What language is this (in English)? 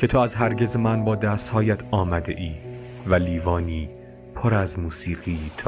Persian